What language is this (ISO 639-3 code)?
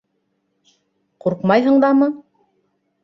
bak